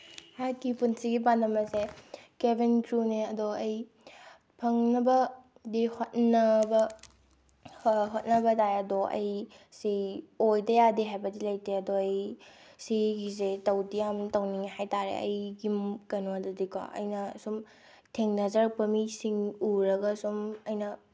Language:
Manipuri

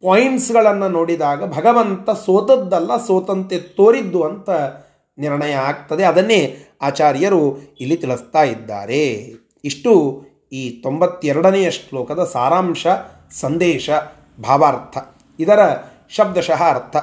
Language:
Kannada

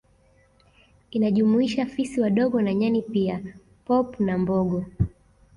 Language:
Swahili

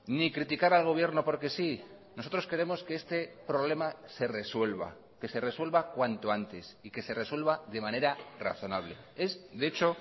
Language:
Spanish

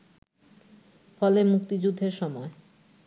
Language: Bangla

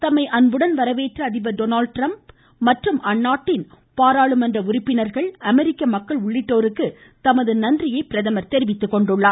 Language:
Tamil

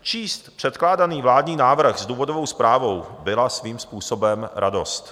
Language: Czech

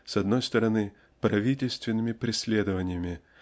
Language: Russian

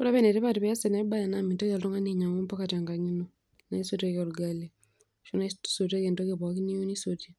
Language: Masai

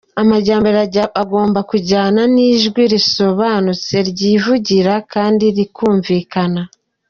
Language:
Kinyarwanda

